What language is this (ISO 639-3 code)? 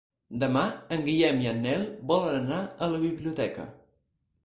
cat